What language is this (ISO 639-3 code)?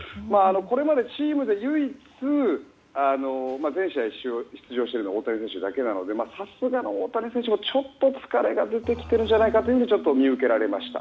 jpn